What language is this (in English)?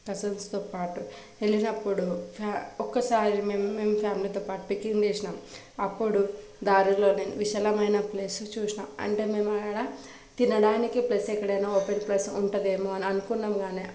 Telugu